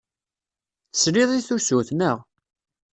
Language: Kabyle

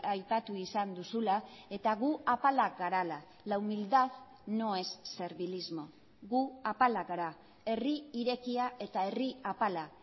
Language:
Basque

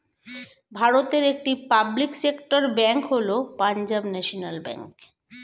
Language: Bangla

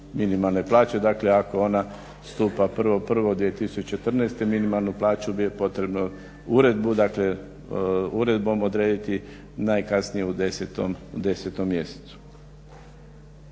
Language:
Croatian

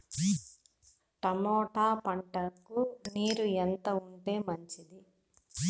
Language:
Telugu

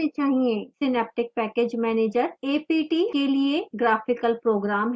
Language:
Hindi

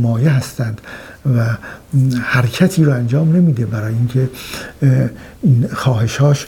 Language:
Persian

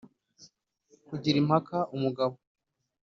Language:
Kinyarwanda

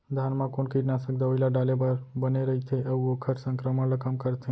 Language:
Chhattisgarhi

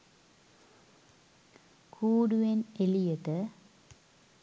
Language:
Sinhala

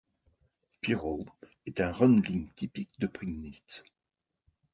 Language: French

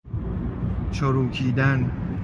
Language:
Persian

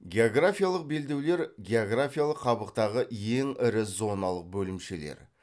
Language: Kazakh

